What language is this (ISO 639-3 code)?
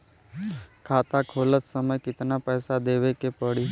bho